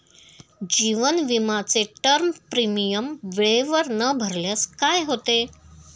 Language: Marathi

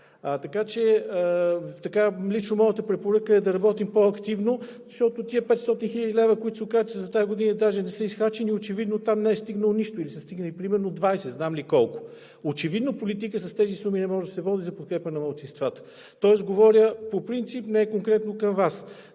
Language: Bulgarian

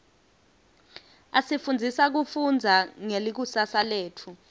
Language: Swati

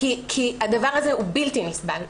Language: Hebrew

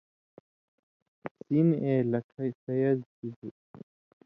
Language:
Indus Kohistani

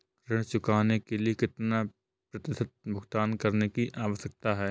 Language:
Hindi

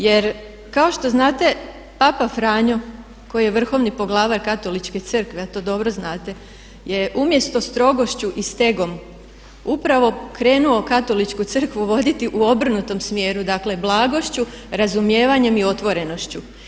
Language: Croatian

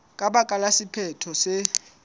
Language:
Southern Sotho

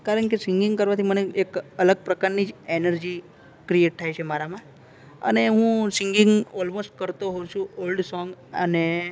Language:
Gujarati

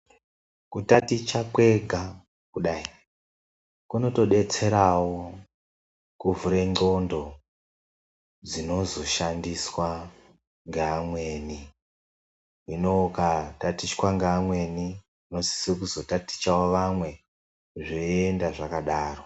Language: Ndau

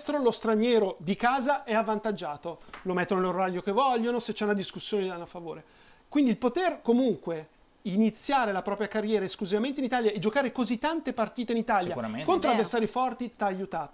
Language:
Italian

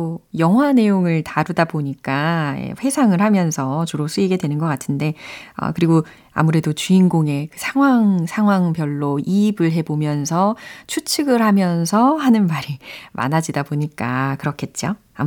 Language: Korean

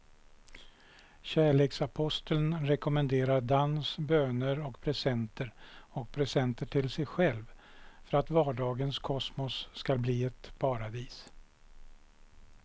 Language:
Swedish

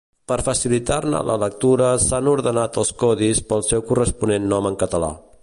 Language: Catalan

